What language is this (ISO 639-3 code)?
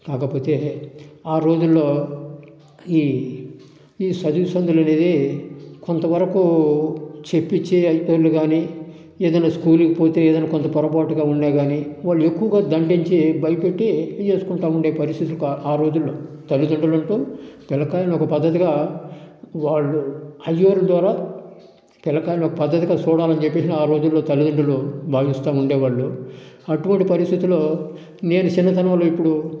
tel